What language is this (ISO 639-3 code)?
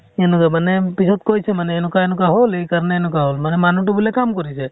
asm